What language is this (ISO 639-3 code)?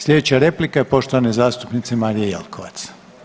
hrv